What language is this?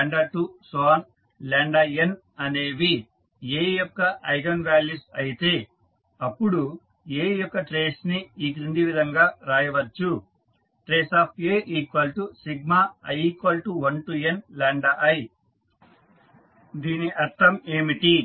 Telugu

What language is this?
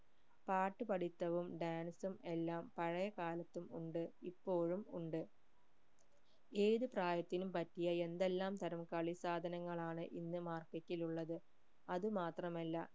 Malayalam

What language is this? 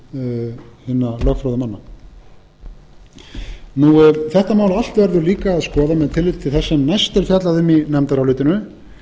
Icelandic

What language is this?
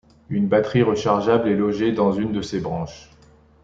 French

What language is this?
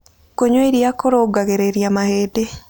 Kikuyu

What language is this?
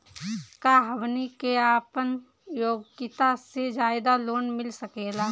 Bhojpuri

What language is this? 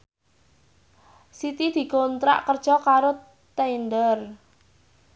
Javanese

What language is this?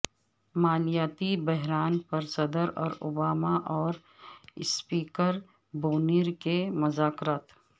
Urdu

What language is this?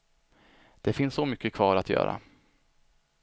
Swedish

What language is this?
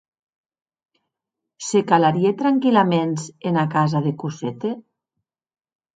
Occitan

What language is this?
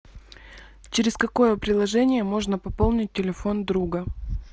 Russian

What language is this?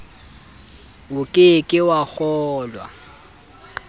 Southern Sotho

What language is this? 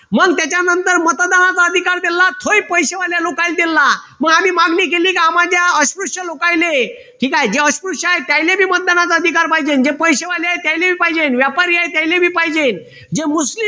Marathi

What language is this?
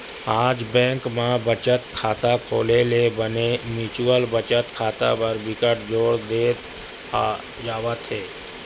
Chhattisgarhi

